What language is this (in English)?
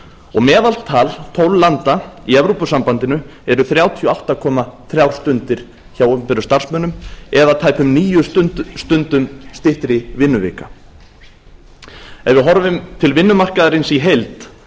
Icelandic